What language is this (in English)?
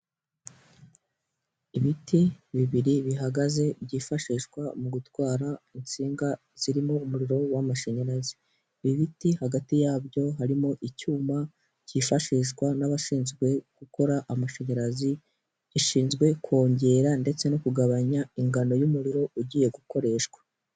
Kinyarwanda